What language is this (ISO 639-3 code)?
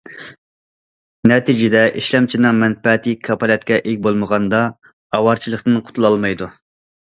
uig